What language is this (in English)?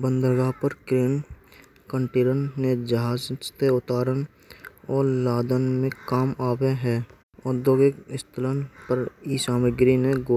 Braj